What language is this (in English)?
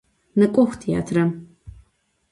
Adyghe